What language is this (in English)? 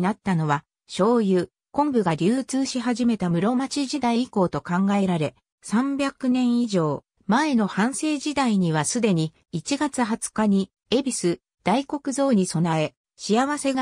Japanese